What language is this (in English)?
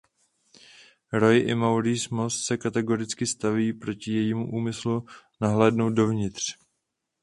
Czech